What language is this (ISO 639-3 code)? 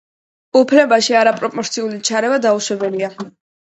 kat